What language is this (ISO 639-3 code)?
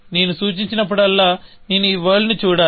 tel